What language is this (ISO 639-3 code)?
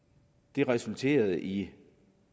dan